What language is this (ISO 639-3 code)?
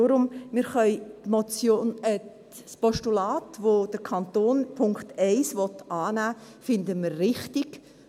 gsw